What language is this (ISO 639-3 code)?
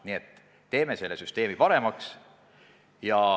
est